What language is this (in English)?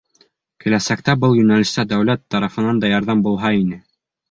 Bashkir